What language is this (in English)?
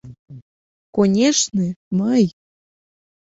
Mari